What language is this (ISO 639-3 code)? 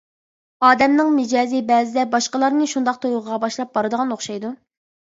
uig